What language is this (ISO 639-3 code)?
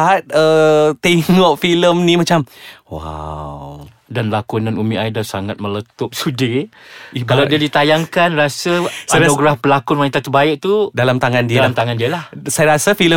msa